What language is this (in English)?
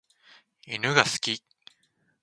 Japanese